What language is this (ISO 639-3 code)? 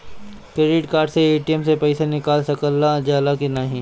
bho